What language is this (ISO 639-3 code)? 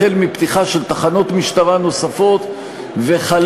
heb